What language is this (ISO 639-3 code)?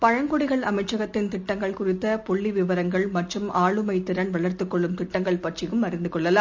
tam